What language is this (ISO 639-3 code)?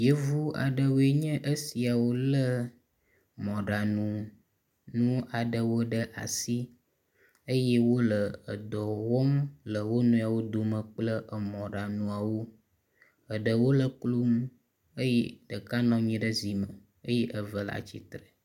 ewe